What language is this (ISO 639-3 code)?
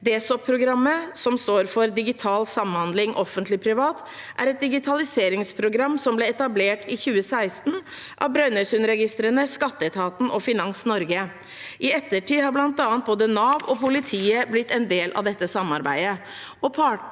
nor